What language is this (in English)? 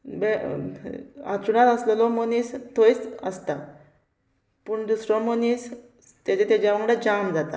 Konkani